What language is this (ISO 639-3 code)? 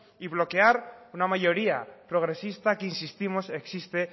spa